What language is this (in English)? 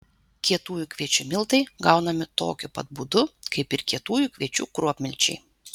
Lithuanian